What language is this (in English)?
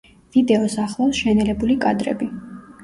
Georgian